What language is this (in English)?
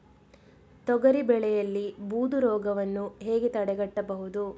Kannada